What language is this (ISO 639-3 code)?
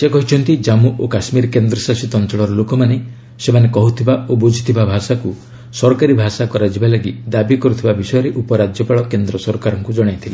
ori